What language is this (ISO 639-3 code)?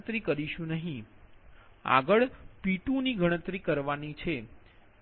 guj